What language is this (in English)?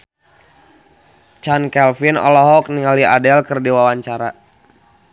Sundanese